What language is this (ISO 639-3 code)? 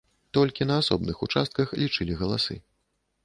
bel